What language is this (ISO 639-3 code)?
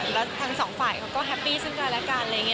tha